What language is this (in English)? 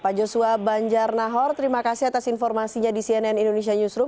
Indonesian